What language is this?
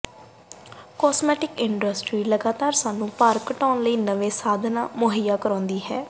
Punjabi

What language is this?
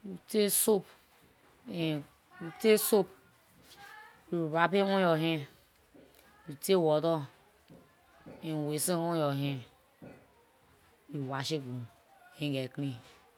Liberian English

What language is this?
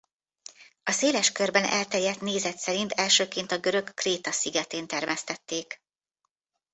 Hungarian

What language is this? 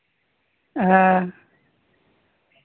Santali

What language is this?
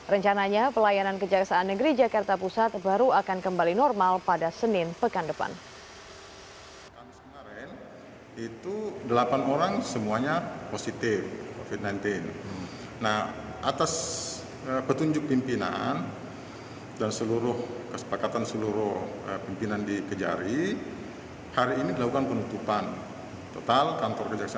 Indonesian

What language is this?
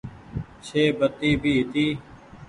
Goaria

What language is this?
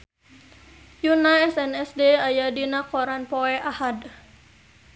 Sundanese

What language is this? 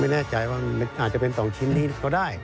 Thai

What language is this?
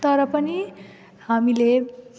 Nepali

